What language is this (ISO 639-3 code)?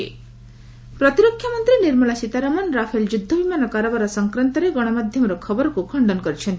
ori